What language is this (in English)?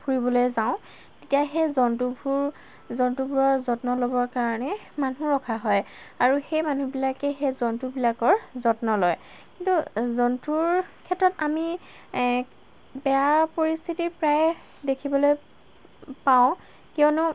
Assamese